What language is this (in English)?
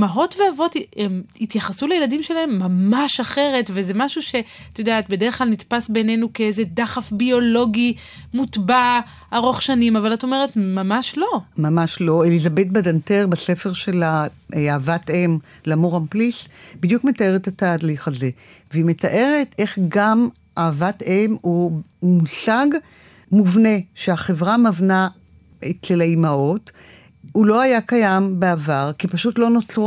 Hebrew